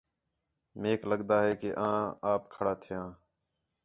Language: Khetrani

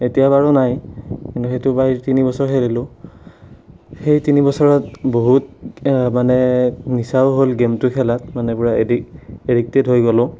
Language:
Assamese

